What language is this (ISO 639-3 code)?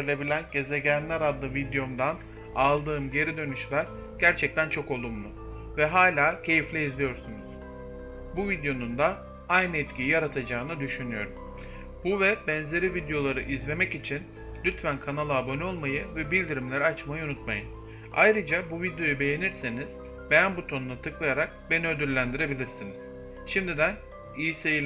tur